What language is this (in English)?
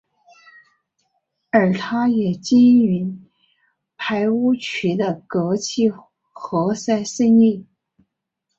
Chinese